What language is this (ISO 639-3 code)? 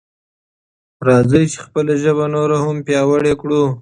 pus